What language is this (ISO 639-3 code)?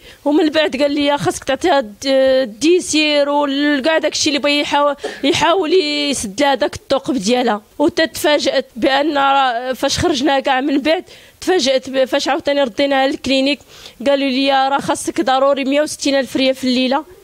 ara